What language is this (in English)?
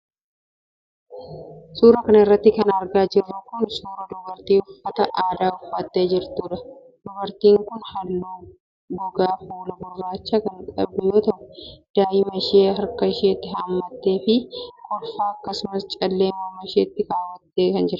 Oromo